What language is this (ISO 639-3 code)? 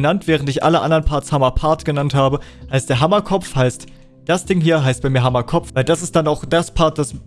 deu